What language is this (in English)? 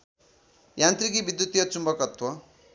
Nepali